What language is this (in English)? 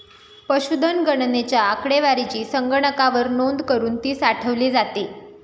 Marathi